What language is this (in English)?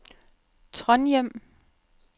Danish